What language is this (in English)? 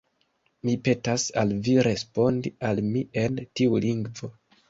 Esperanto